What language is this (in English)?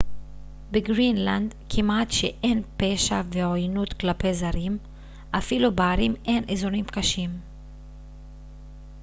Hebrew